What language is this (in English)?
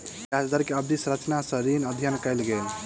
Maithili